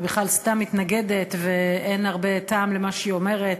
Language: Hebrew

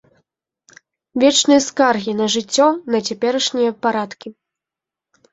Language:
Belarusian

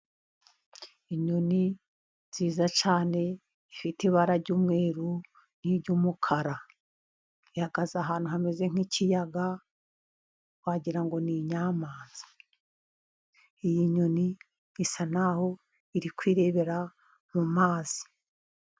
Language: Kinyarwanda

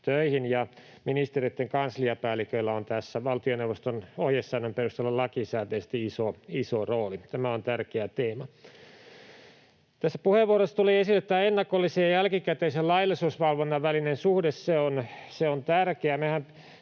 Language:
Finnish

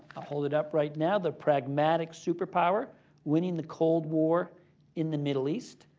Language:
English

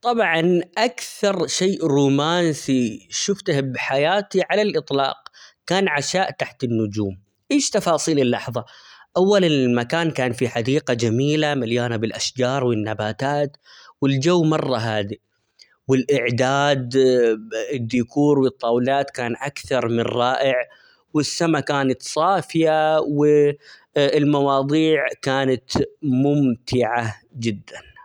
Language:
Omani Arabic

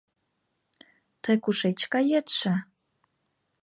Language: Mari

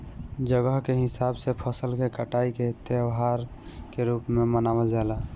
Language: Bhojpuri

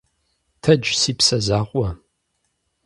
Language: Kabardian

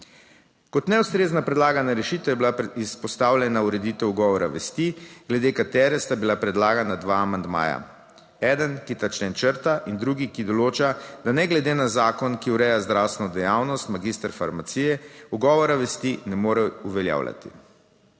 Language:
Slovenian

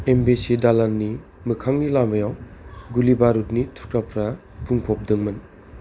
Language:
Bodo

